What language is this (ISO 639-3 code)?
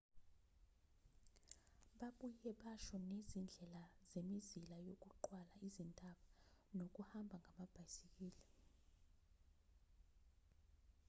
zul